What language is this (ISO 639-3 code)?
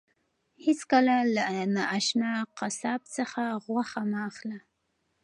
pus